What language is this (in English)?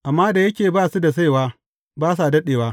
Hausa